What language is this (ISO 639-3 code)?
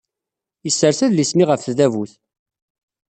kab